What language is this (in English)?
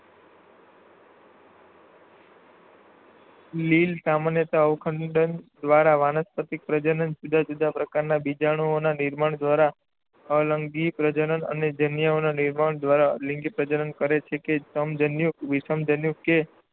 Gujarati